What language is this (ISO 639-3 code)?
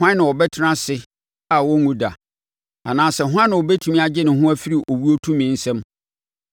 aka